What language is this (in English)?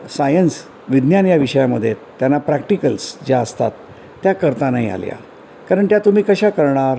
Marathi